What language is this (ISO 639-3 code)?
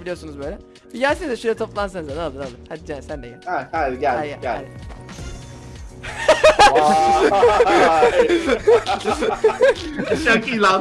tur